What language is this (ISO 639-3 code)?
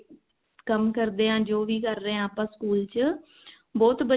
pan